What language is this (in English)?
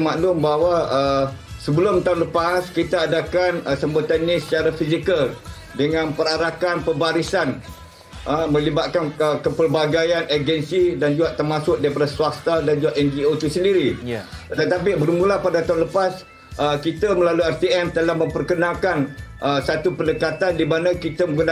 Malay